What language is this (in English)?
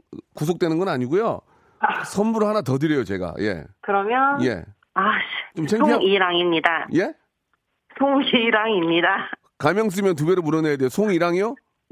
Korean